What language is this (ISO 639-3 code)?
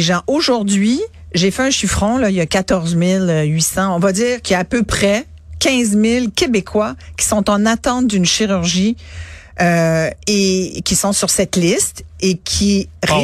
fra